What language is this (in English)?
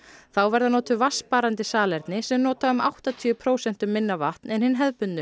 Icelandic